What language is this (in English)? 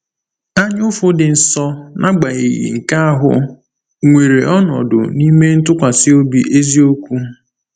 Igbo